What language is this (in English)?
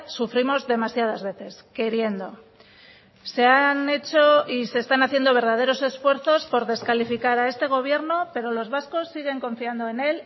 Spanish